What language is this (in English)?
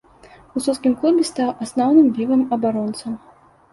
Belarusian